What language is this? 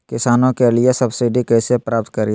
Magahi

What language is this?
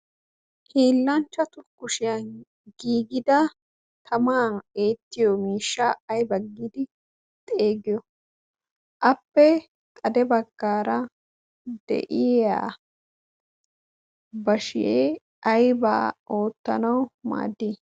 Wolaytta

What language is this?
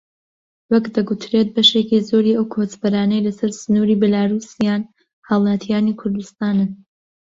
Central Kurdish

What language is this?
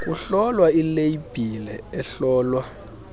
Xhosa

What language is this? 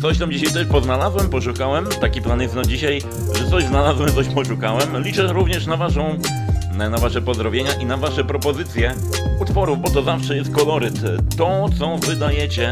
Polish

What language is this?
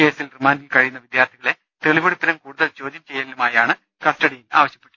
Malayalam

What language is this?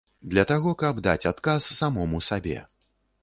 Belarusian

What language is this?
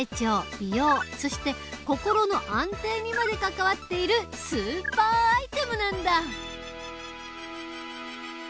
Japanese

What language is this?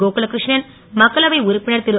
Tamil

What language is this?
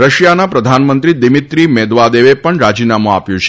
Gujarati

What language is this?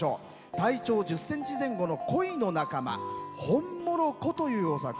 Japanese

